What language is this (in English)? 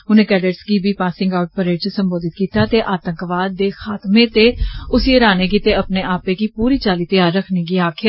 Dogri